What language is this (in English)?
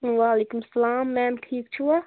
Kashmiri